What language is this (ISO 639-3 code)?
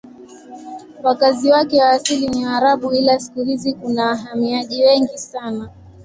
swa